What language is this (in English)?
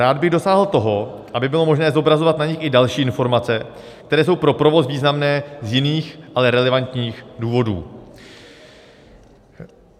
Czech